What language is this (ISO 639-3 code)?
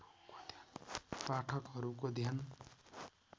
nep